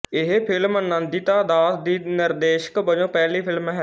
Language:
Punjabi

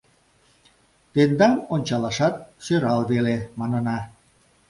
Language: Mari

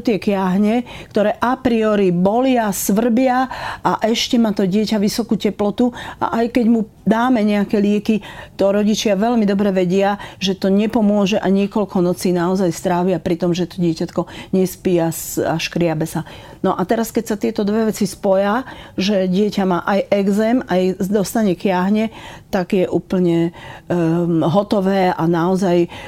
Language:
Slovak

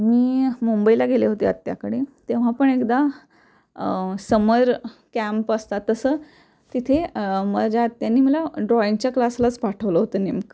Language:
Marathi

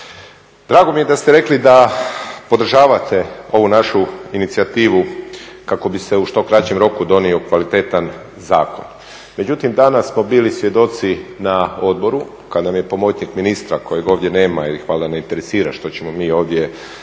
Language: Croatian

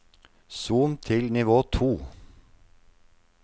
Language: Norwegian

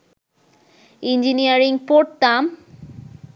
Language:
Bangla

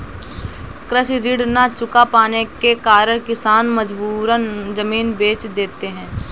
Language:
Hindi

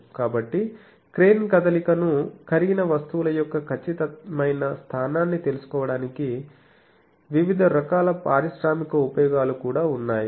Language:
Telugu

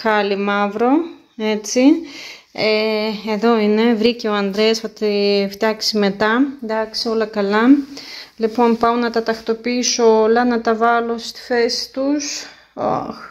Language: Greek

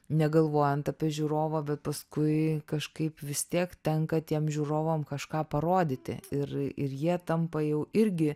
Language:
Lithuanian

